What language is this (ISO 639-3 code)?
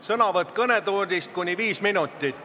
est